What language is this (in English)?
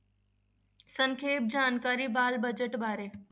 Punjabi